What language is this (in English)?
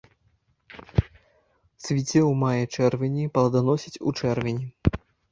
Belarusian